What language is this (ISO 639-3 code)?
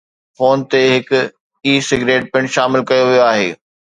snd